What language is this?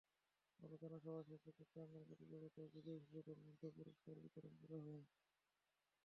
Bangla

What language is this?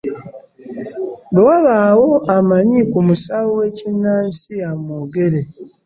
Ganda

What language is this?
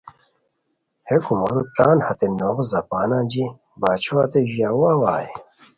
Khowar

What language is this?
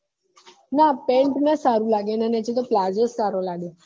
Gujarati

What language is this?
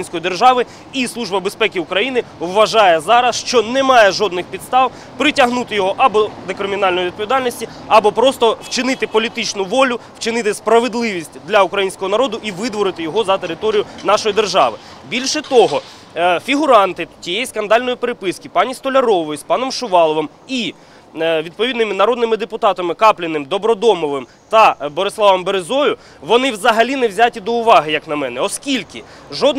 Russian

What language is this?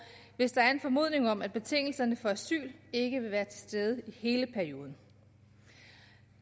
Danish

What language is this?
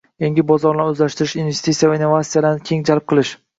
Uzbek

